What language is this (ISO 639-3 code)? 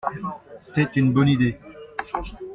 fra